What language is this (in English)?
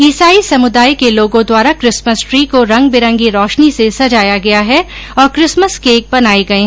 Hindi